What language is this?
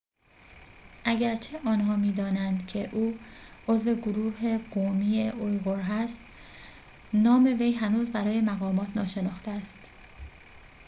Persian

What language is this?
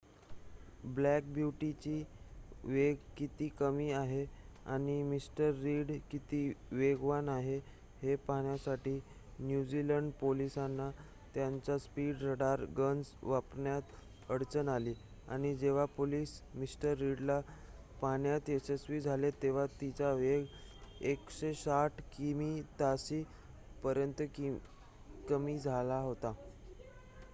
Marathi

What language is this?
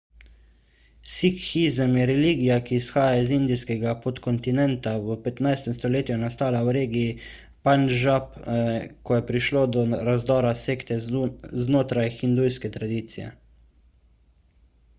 Slovenian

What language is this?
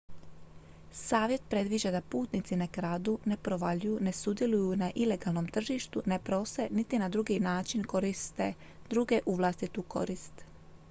Croatian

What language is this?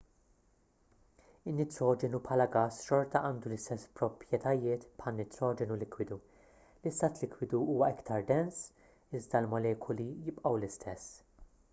Maltese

